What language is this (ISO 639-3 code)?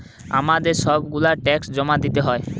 ben